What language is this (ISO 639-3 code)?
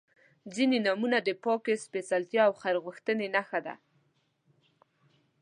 pus